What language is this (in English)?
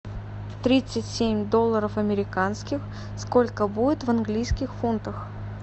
Russian